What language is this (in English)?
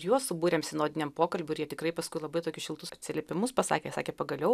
Lithuanian